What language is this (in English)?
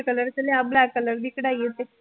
Punjabi